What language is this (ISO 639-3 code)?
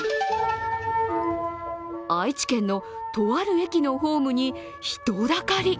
jpn